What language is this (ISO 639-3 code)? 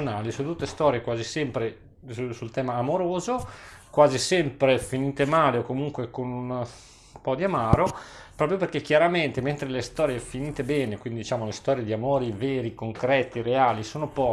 ita